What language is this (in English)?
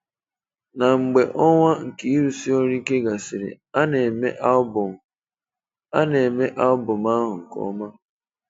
Igbo